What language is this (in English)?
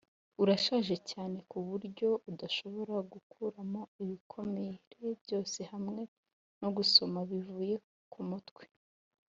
Kinyarwanda